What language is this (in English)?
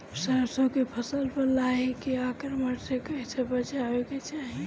Bhojpuri